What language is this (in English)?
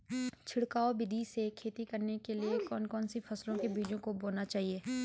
Hindi